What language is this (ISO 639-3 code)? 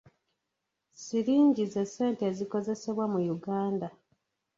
lug